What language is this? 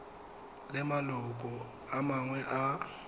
Tswana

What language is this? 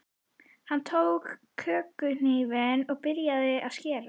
Icelandic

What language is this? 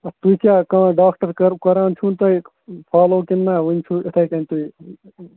Kashmiri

